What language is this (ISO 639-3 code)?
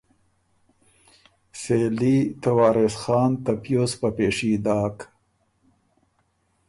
oru